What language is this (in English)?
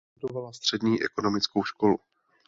Czech